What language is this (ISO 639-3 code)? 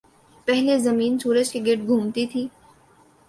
urd